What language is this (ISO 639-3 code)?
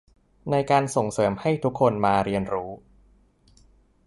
tha